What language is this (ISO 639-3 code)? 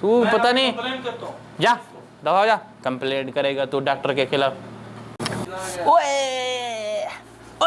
uig